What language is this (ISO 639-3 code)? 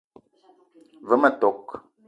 eto